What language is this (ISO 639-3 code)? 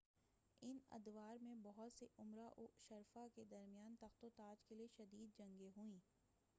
urd